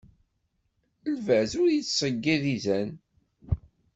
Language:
Kabyle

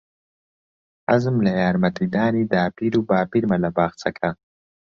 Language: Central Kurdish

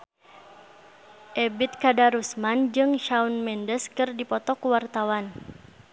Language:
Sundanese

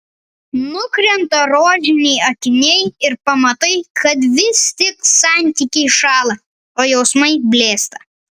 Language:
Lithuanian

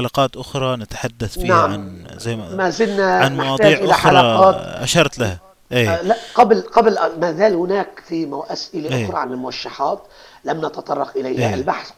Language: Arabic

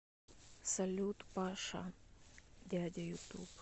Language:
Russian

